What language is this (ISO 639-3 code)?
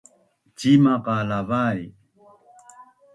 bnn